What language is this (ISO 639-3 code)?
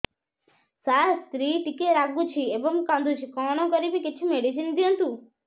ori